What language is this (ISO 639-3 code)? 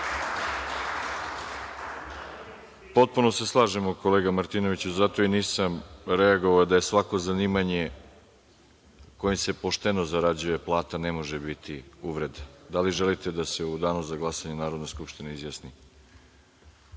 srp